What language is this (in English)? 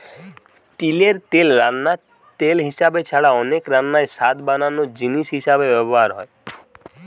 Bangla